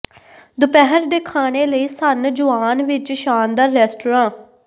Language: Punjabi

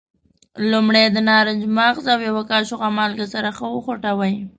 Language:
Pashto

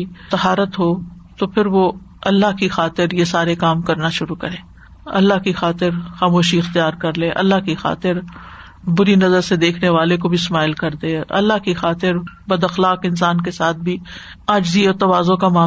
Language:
Urdu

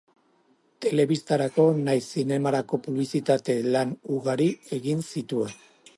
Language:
Basque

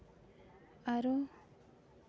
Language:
Santali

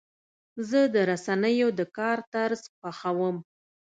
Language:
Pashto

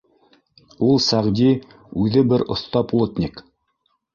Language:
Bashkir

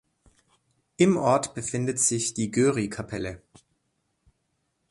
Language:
German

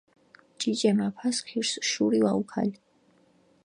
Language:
Mingrelian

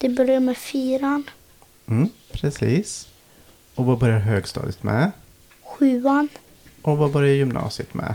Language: Swedish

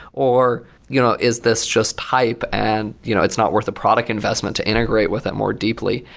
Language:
English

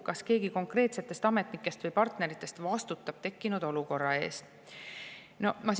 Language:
Estonian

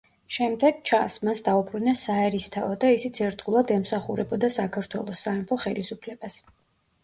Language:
Georgian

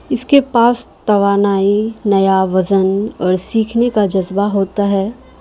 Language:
Urdu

